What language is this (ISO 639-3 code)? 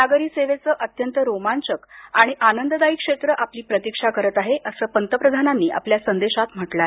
mar